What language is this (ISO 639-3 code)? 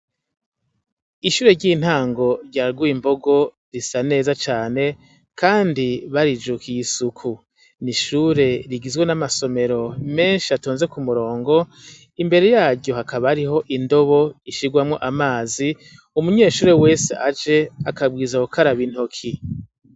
run